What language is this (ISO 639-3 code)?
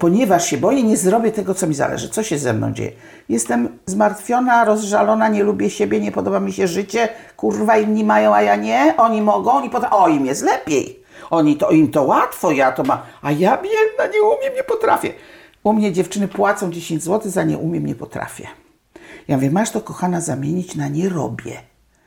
pol